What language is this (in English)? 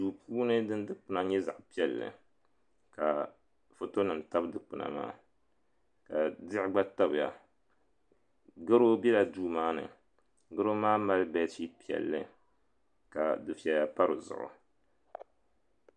Dagbani